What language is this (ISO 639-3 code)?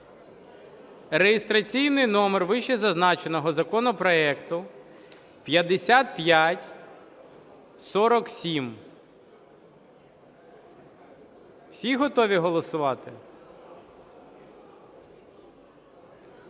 ukr